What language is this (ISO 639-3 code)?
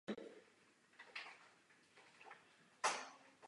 ces